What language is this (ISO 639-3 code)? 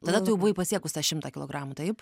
lit